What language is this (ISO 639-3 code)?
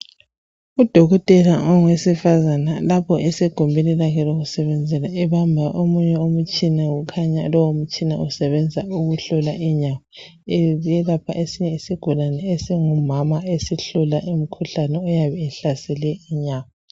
nde